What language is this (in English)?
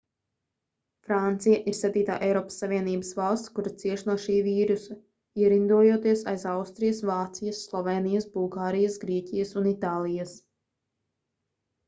Latvian